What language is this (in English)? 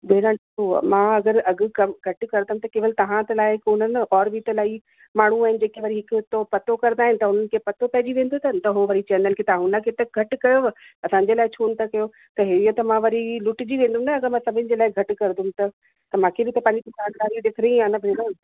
Sindhi